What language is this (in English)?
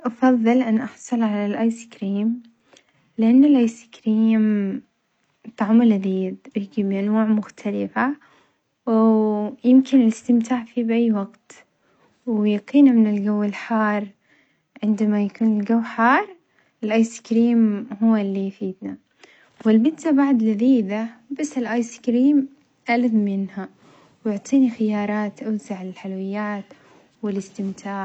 Omani Arabic